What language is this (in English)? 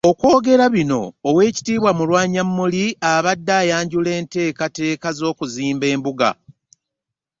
Ganda